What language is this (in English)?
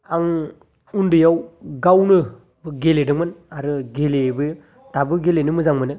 Bodo